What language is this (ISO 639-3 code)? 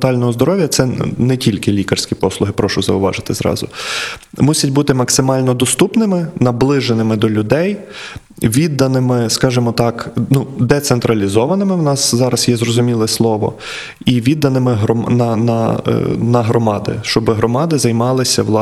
ukr